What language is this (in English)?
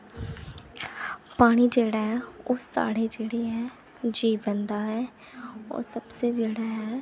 Dogri